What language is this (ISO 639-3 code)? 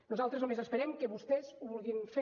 cat